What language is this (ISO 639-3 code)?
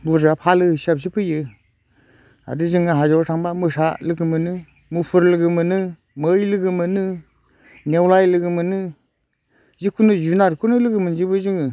brx